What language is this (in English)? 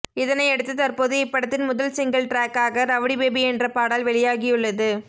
Tamil